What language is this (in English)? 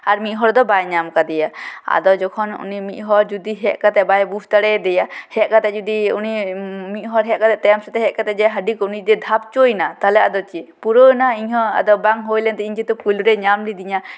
Santali